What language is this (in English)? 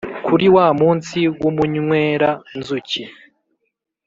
Kinyarwanda